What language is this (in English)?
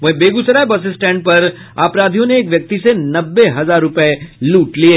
Hindi